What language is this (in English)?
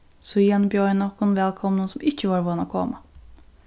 Faroese